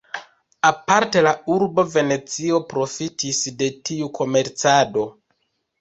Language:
Esperanto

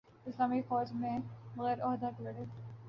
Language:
Urdu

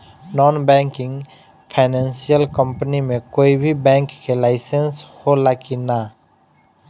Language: Bhojpuri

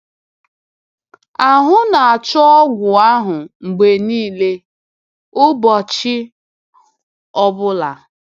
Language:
Igbo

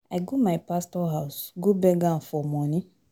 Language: Nigerian Pidgin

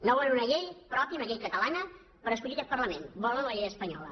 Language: Catalan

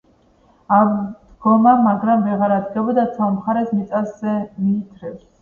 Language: Georgian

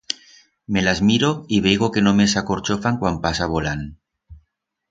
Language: Aragonese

